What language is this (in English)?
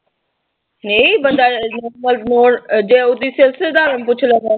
Punjabi